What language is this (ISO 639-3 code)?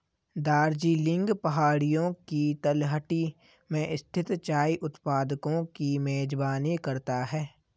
hin